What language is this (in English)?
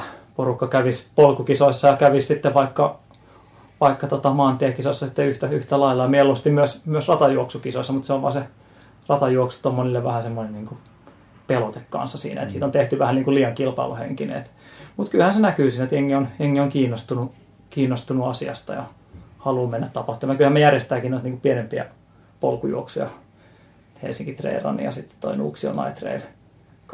Finnish